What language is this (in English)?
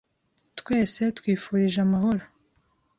Kinyarwanda